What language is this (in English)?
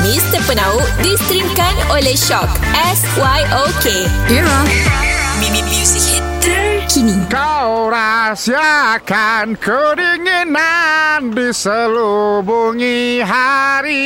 Malay